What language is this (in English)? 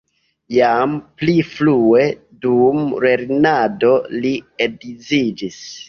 Esperanto